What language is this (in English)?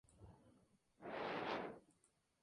Spanish